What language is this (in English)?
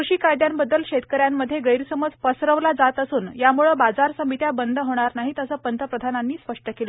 Marathi